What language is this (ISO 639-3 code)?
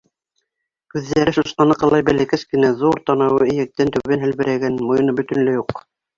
bak